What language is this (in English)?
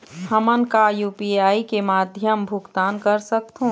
Chhattisgarhi